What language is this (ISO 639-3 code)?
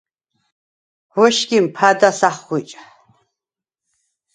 sva